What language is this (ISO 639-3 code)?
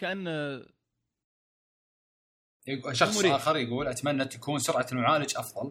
ara